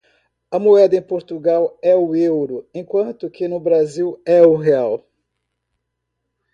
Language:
Portuguese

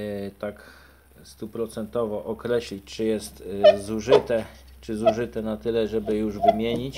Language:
Polish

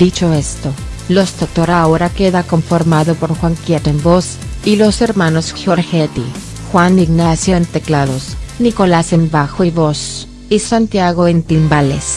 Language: Spanish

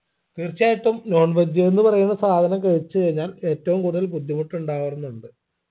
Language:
Malayalam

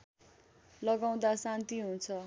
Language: Nepali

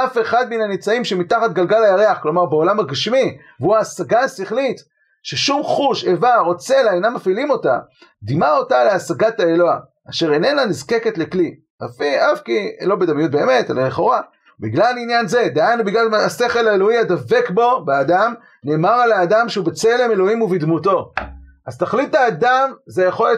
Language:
Hebrew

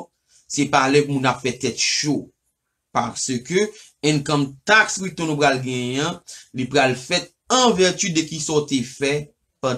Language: French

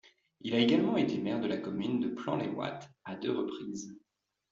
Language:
French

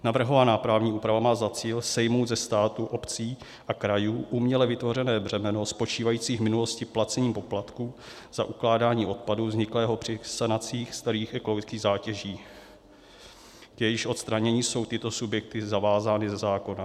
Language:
Czech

